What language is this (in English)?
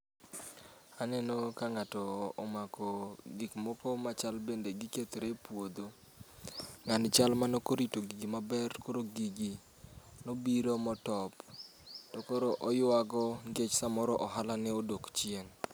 Luo (Kenya and Tanzania)